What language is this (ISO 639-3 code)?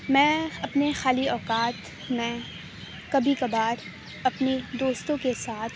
urd